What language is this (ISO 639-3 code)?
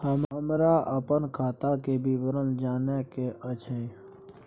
mai